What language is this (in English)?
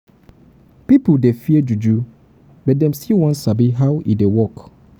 Nigerian Pidgin